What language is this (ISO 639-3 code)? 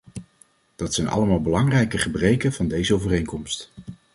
nld